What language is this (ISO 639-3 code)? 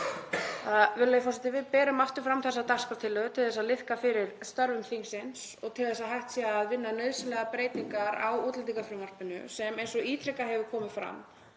isl